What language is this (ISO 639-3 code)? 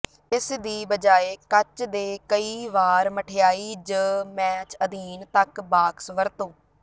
pan